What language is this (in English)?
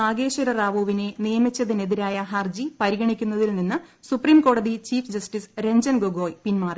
Malayalam